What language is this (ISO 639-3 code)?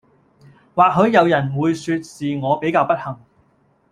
yue